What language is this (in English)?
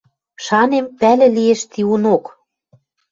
Western Mari